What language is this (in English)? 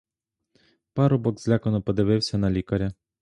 Ukrainian